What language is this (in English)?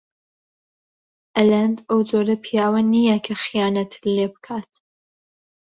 Central Kurdish